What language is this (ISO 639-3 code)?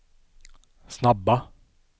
swe